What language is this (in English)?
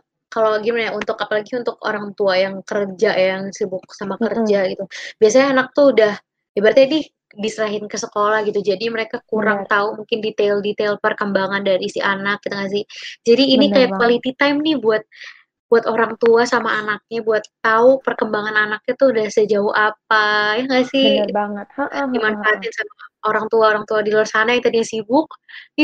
Indonesian